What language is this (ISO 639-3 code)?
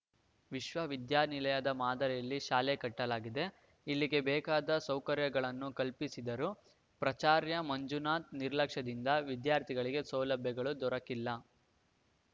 kan